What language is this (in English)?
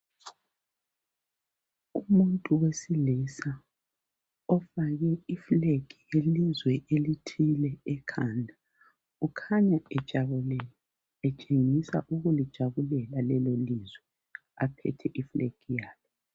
North Ndebele